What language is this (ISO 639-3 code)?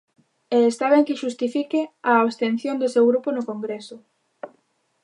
glg